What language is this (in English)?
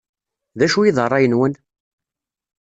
Kabyle